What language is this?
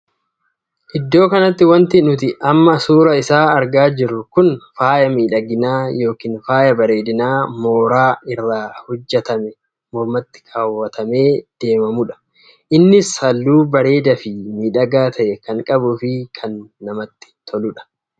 Oromo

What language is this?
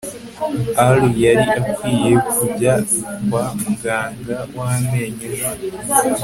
Kinyarwanda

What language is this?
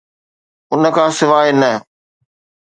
Sindhi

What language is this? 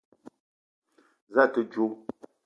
Eton (Cameroon)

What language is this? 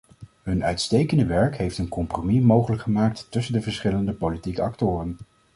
Dutch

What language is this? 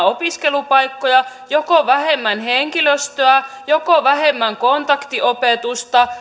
Finnish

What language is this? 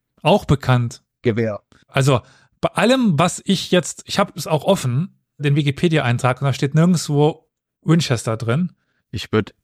German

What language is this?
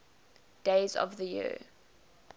English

